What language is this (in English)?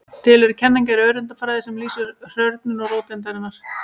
Icelandic